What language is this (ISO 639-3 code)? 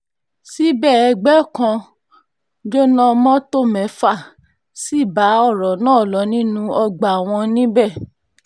yor